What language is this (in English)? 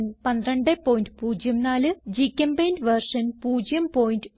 Malayalam